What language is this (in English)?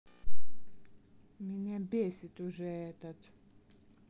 Russian